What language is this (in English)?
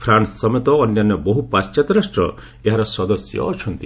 Odia